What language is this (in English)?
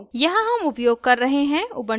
Hindi